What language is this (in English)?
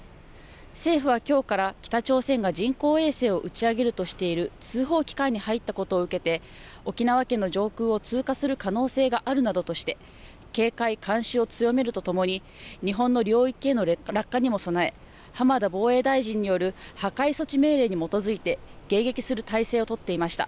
Japanese